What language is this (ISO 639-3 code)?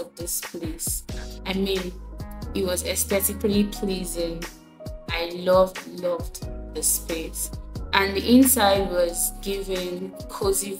eng